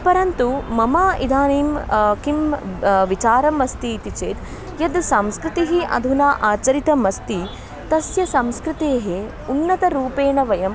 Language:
Sanskrit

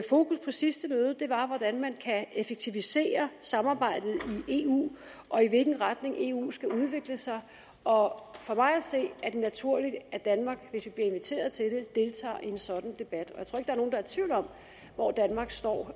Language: Danish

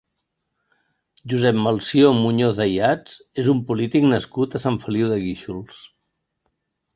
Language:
Catalan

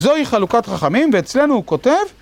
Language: Hebrew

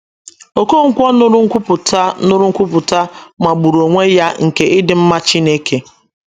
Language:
Igbo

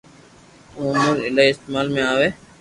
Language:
Loarki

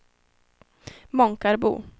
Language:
Swedish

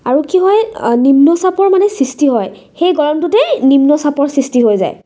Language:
Assamese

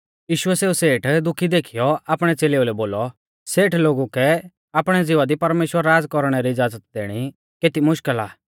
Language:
Mahasu Pahari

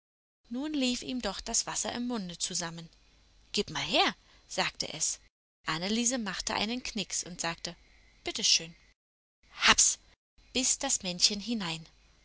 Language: German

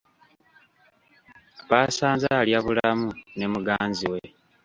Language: Ganda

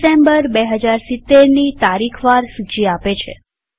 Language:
Gujarati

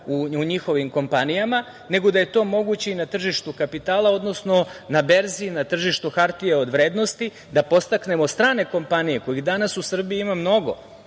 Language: Serbian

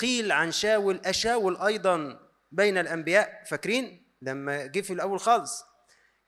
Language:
Arabic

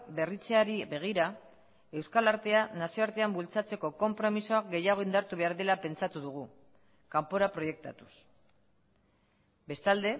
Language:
Basque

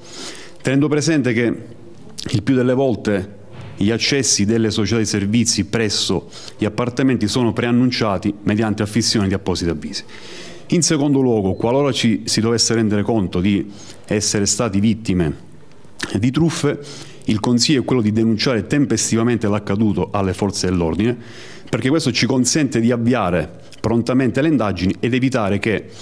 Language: Italian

